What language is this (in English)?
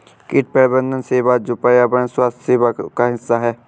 Hindi